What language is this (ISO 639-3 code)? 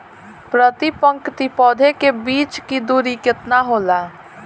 bho